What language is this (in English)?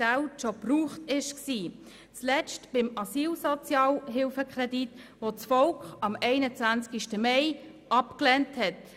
Swiss German